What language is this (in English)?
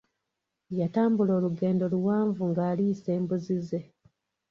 Ganda